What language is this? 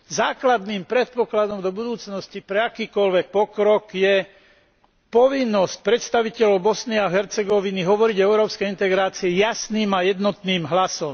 Slovak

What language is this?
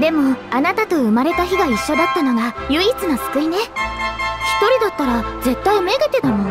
Japanese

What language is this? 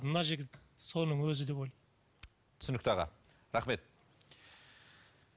Kazakh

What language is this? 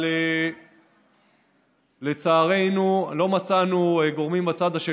Hebrew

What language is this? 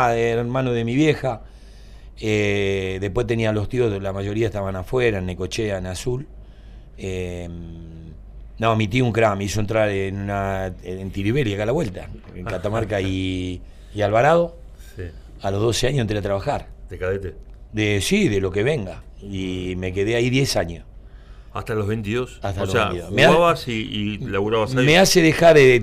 Spanish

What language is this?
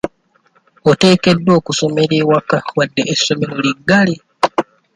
Ganda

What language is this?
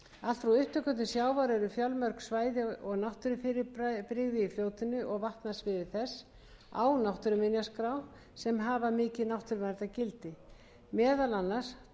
Icelandic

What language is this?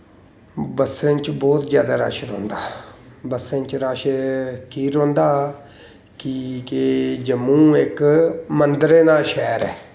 Dogri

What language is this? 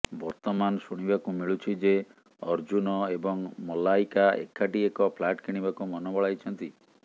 Odia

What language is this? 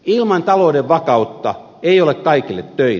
Finnish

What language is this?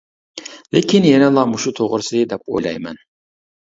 Uyghur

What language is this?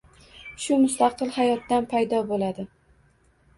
Uzbek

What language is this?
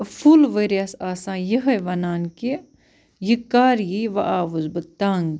Kashmiri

